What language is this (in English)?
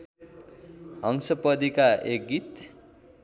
Nepali